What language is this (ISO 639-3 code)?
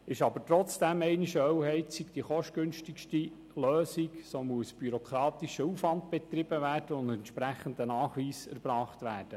gsw